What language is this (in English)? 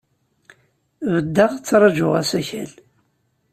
Kabyle